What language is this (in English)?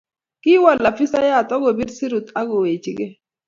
Kalenjin